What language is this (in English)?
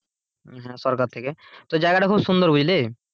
Bangla